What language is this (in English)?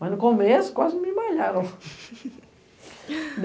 Portuguese